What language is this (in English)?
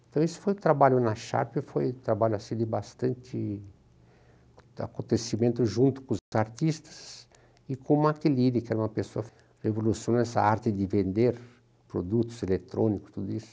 Portuguese